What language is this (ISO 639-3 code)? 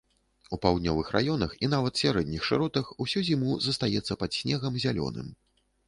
bel